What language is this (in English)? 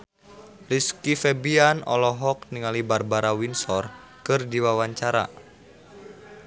Sundanese